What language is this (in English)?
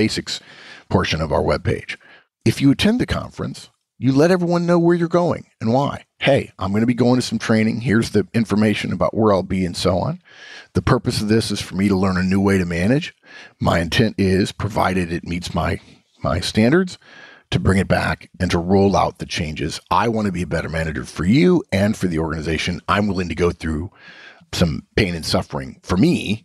English